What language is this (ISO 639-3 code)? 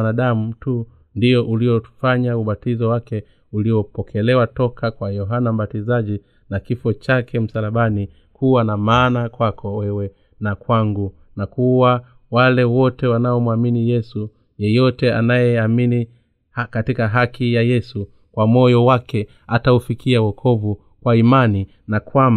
swa